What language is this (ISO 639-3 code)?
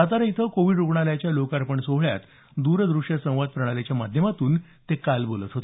mar